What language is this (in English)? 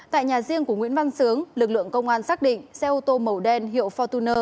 Vietnamese